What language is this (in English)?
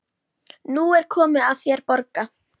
Icelandic